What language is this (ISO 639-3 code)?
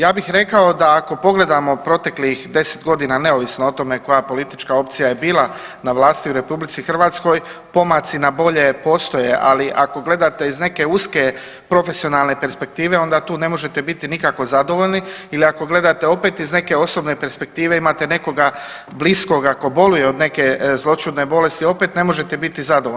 hrv